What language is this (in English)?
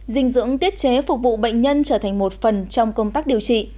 Vietnamese